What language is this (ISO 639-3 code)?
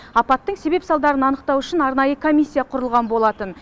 kaz